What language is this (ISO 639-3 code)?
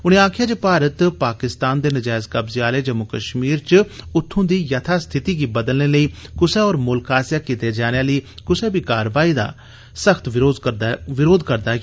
doi